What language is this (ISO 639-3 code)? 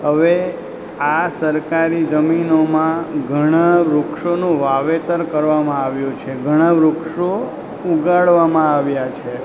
guj